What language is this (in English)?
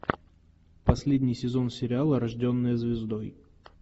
Russian